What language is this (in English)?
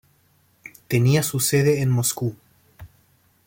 Spanish